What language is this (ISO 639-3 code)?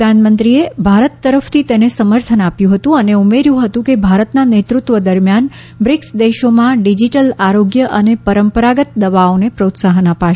guj